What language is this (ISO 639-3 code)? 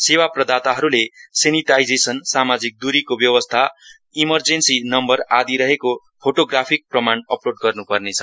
nep